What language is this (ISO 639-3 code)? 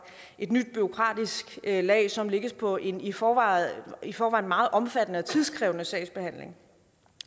dan